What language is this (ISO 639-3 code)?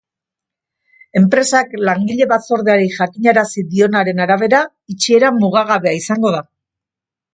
eus